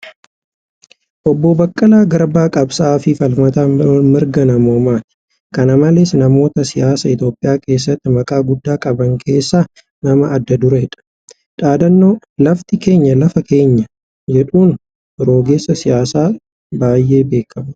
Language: Oromo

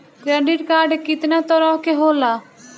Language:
Bhojpuri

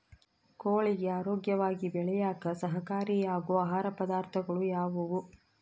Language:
Kannada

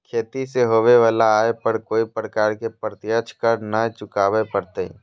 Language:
Magahi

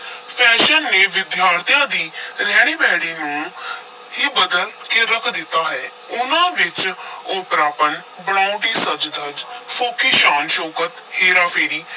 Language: Punjabi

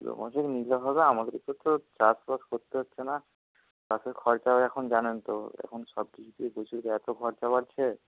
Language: Bangla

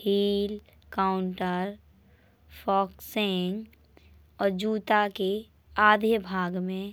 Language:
Bundeli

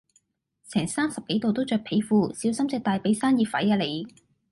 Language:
Cantonese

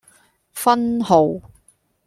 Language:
Cantonese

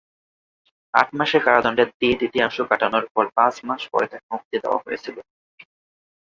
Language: Bangla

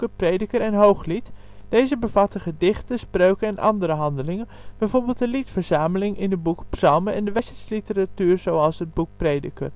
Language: Dutch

